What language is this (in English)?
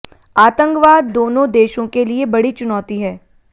Hindi